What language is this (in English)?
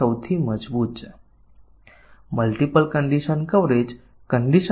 Gujarati